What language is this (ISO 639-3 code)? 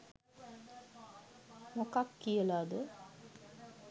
sin